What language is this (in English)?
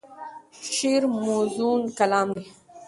Pashto